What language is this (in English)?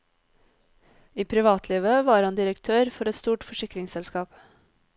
Norwegian